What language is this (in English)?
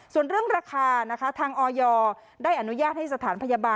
Thai